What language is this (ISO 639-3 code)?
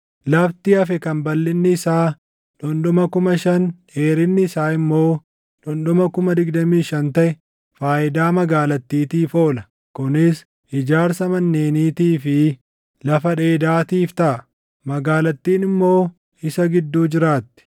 orm